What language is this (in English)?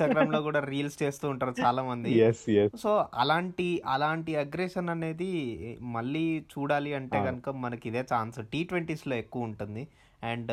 Telugu